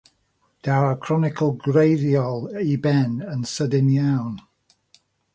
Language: Welsh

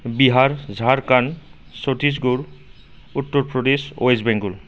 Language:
Bodo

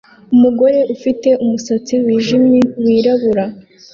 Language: Kinyarwanda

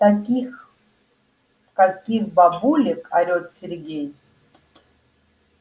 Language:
Russian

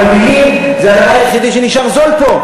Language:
Hebrew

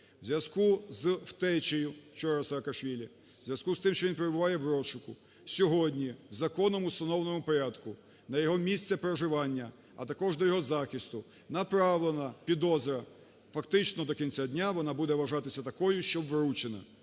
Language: Ukrainian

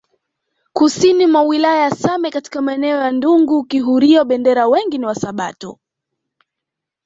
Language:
Swahili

